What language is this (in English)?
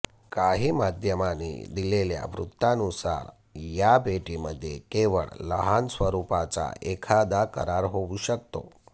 Marathi